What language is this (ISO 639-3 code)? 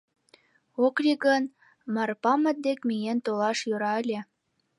chm